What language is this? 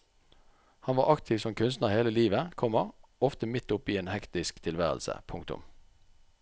Norwegian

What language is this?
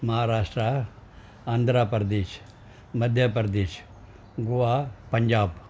Sindhi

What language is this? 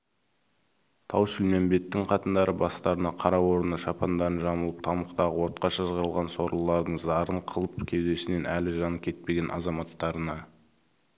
Kazakh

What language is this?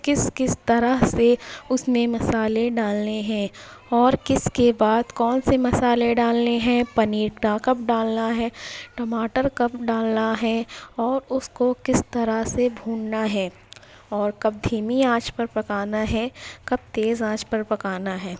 Urdu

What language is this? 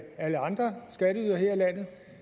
Danish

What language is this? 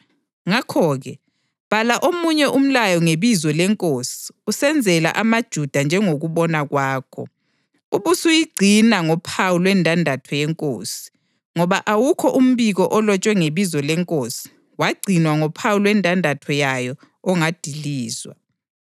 North Ndebele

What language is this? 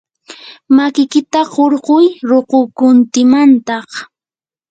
Yanahuanca Pasco Quechua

